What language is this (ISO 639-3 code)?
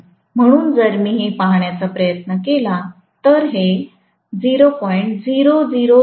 mar